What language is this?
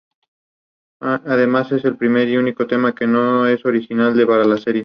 Spanish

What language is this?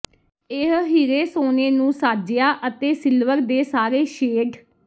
Punjabi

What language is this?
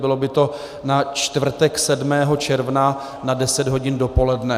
Czech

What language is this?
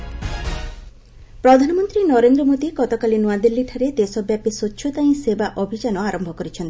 Odia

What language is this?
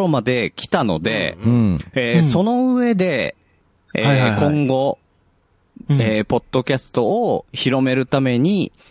Japanese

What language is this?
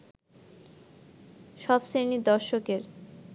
Bangla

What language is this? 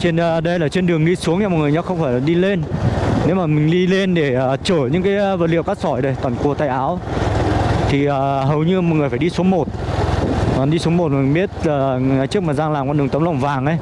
Vietnamese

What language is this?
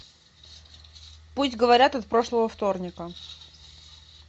Russian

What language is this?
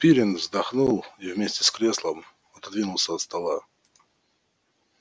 Russian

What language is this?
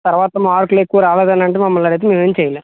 Telugu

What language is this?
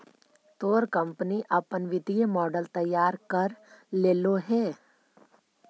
Magahi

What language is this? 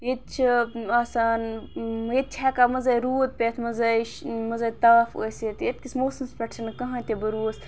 Kashmiri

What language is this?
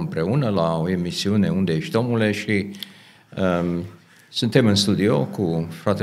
Romanian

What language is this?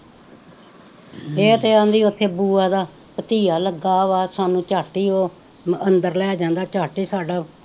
Punjabi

